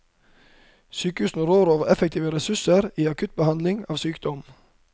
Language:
Norwegian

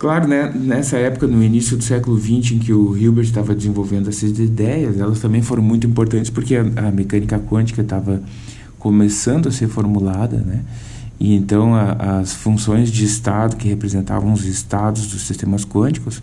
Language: Portuguese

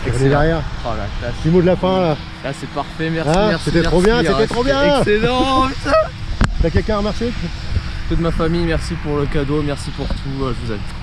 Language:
French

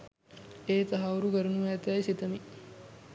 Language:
Sinhala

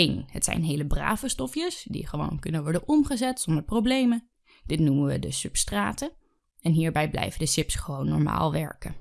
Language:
Dutch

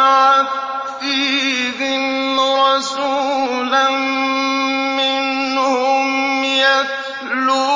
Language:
Arabic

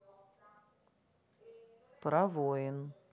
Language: Russian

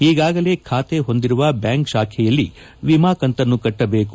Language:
Kannada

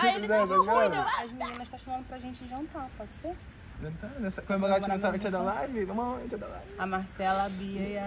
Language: Portuguese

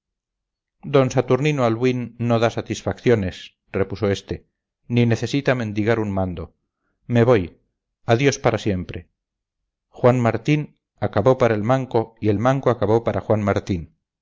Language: Spanish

